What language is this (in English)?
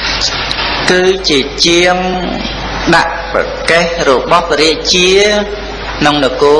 Khmer